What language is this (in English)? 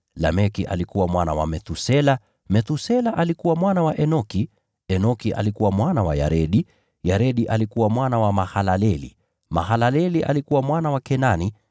Swahili